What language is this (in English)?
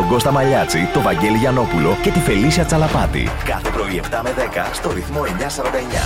Greek